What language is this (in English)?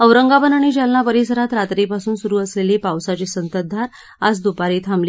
Marathi